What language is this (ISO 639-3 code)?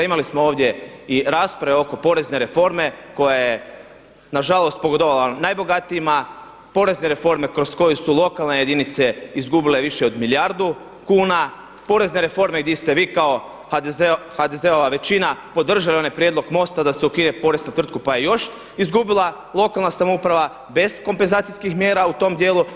hrv